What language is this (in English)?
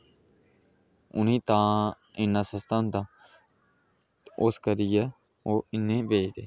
Dogri